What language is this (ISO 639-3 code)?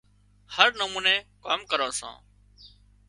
kxp